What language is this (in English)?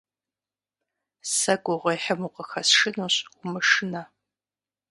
Kabardian